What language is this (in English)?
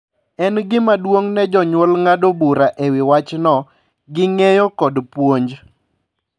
Luo (Kenya and Tanzania)